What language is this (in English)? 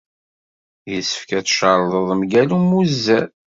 Kabyle